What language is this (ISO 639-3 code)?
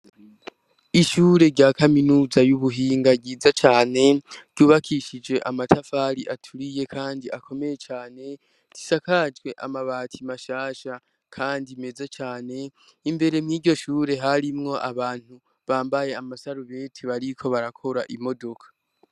run